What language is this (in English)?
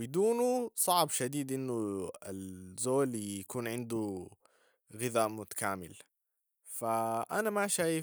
Sudanese Arabic